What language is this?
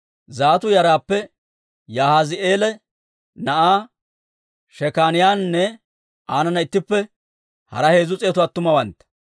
Dawro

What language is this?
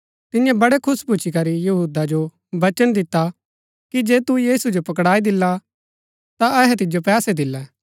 Gaddi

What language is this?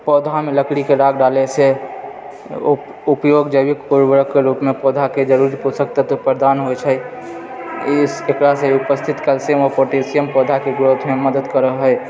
Maithili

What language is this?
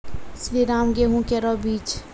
Maithili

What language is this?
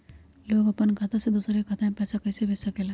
Magahi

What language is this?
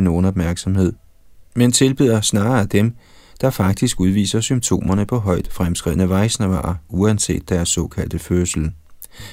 Danish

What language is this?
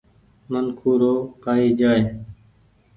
Goaria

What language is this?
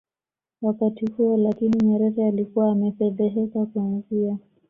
Swahili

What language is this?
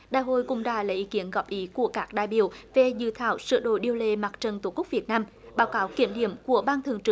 Vietnamese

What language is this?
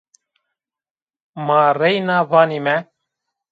Zaza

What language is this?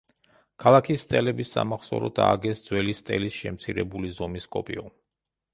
Georgian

